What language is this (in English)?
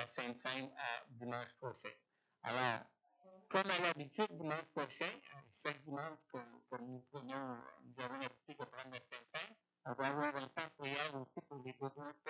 French